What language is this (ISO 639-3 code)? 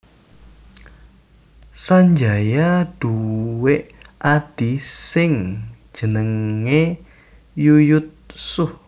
jav